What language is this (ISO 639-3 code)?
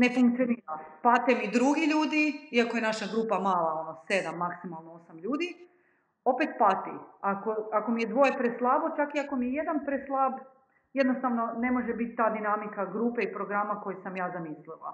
hrv